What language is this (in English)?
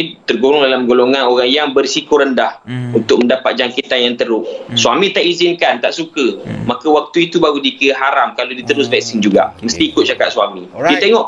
Malay